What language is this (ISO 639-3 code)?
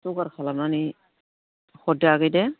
brx